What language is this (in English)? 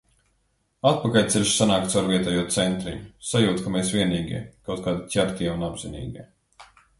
Latvian